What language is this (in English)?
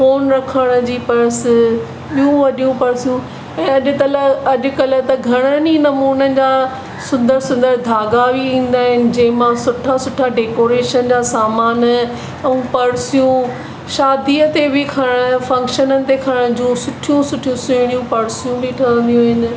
Sindhi